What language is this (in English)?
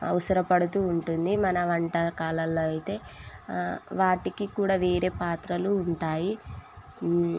Telugu